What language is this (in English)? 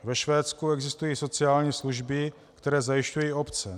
Czech